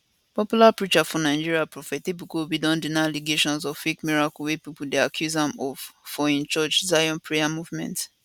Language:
Nigerian Pidgin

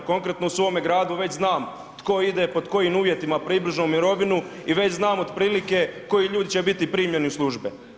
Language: Croatian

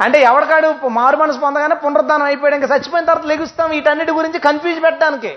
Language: Telugu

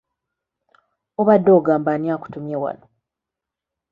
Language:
Ganda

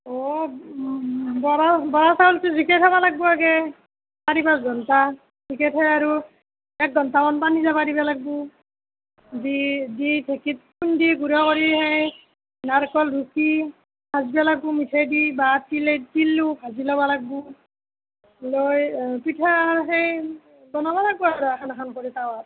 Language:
Assamese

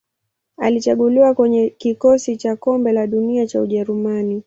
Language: Swahili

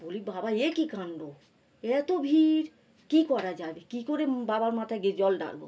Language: Bangla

